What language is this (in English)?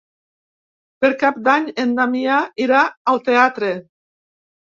Catalan